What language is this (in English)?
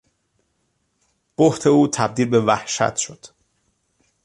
Persian